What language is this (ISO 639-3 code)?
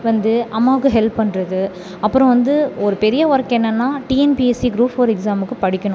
tam